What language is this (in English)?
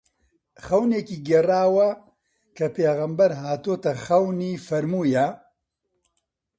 Central Kurdish